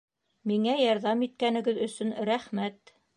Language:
Bashkir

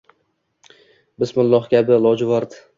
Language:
Uzbek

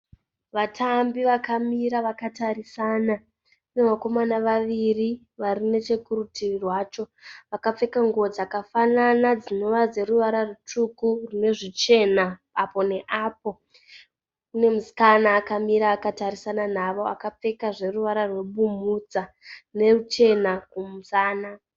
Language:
Shona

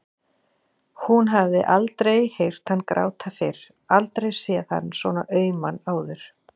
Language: Icelandic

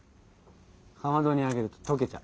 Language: Japanese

